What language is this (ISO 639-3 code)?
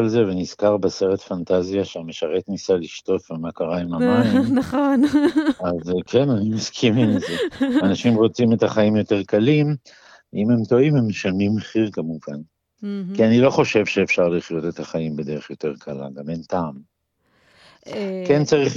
heb